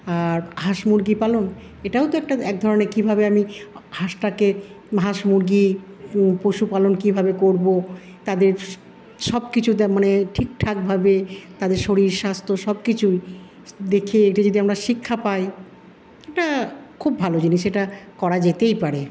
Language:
Bangla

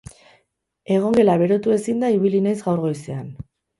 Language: Basque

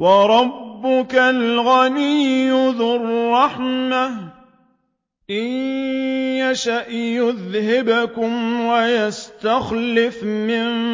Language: Arabic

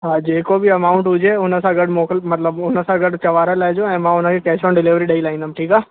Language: Sindhi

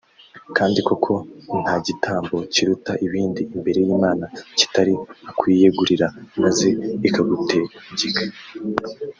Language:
Kinyarwanda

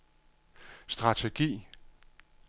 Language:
Danish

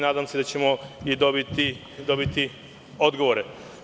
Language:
Serbian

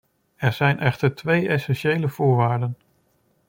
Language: Dutch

